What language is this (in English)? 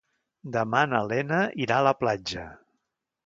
Catalan